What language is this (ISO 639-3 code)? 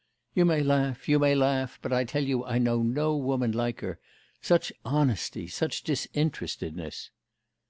eng